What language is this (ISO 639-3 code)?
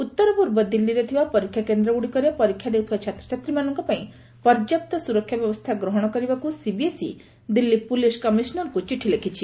ori